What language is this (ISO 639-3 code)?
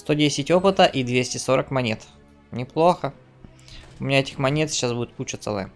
rus